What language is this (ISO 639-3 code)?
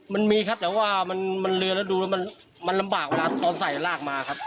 tha